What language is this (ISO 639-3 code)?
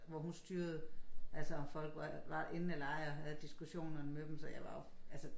dan